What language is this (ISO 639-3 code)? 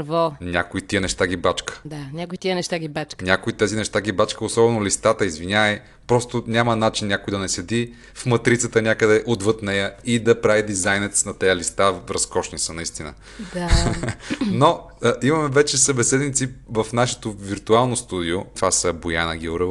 bul